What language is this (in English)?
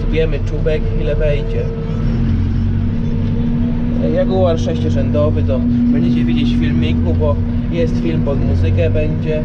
Polish